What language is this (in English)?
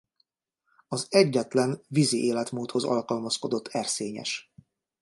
Hungarian